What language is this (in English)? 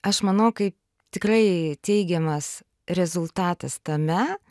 Lithuanian